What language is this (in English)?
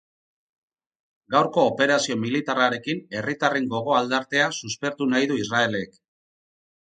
Basque